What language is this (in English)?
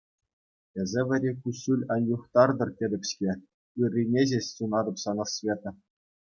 Chuvash